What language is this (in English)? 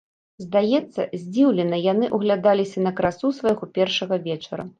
Belarusian